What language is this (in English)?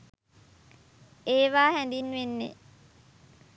Sinhala